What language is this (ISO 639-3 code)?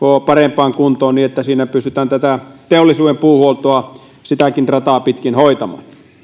fin